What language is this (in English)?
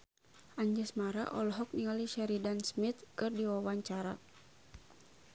Sundanese